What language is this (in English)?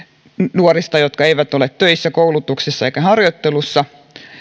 Finnish